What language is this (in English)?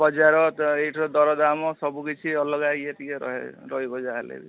Odia